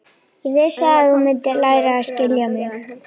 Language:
Icelandic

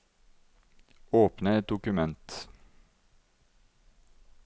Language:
Norwegian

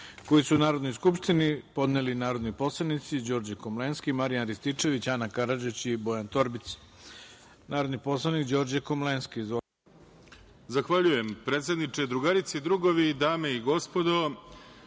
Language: Serbian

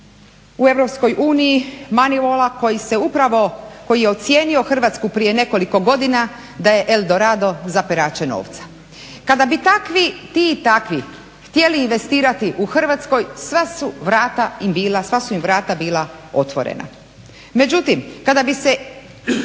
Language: Croatian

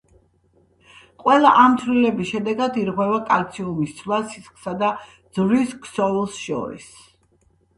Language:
Georgian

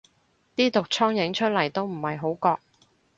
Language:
Cantonese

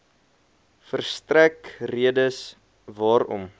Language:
Afrikaans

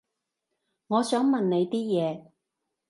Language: Cantonese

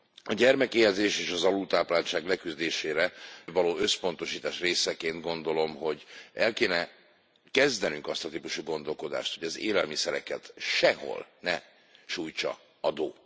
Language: Hungarian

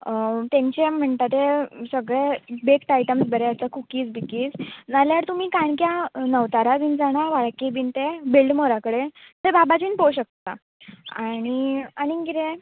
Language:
Konkani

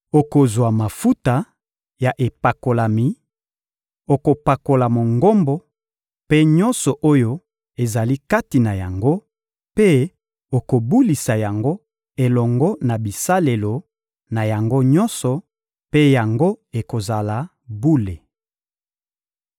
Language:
Lingala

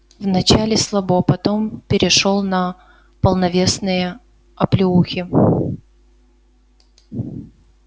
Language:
Russian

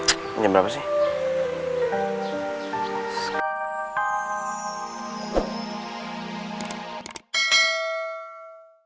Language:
Indonesian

